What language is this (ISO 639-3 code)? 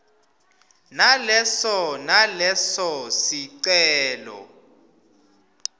ssw